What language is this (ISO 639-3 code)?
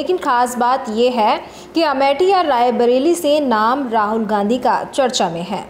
hin